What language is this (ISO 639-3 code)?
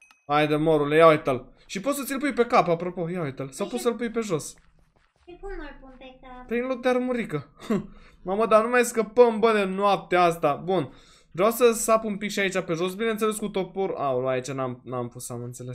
ron